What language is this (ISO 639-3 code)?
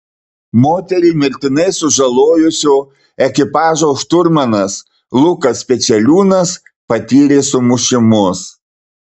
lit